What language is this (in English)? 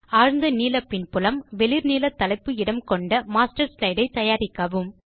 Tamil